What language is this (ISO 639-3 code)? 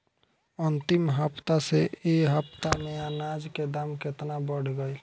bho